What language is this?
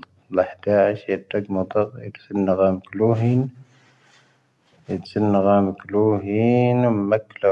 Tahaggart Tamahaq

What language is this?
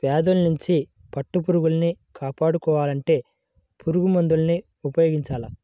Telugu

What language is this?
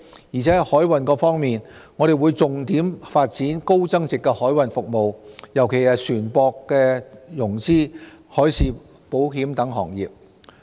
Cantonese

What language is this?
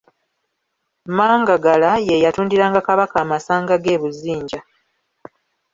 Ganda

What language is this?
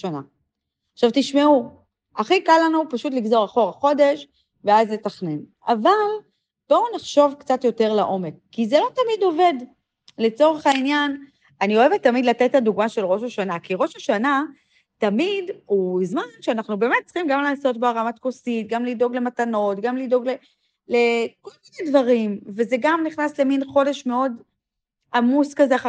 Hebrew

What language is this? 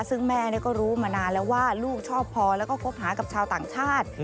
Thai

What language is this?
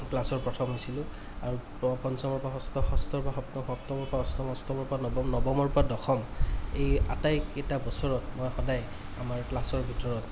Assamese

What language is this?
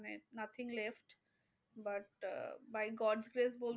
Bangla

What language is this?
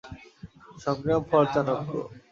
Bangla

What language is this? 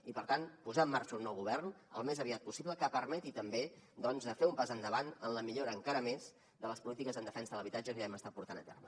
Catalan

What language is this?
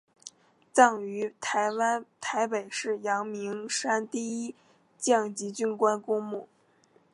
Chinese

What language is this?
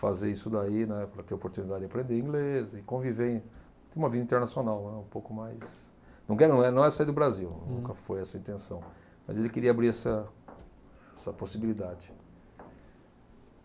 Portuguese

